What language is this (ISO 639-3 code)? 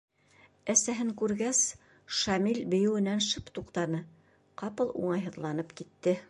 bak